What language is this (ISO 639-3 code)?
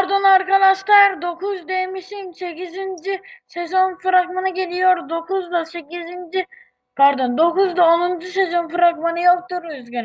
tur